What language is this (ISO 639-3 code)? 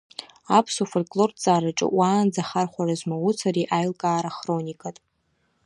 abk